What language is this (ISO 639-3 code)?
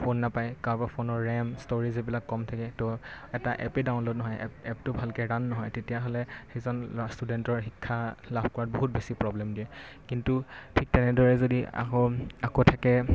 asm